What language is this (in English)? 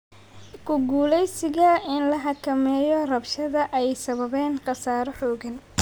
Somali